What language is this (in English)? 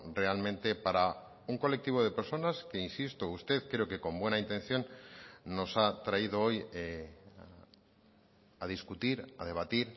Spanish